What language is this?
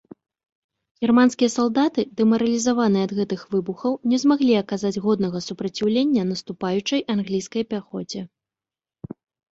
Belarusian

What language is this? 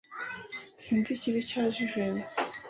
Kinyarwanda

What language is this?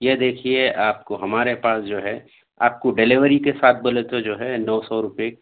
Urdu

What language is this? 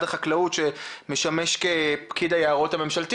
Hebrew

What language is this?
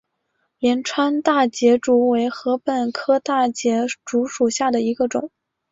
Chinese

